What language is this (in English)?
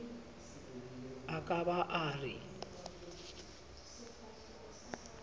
Southern Sotho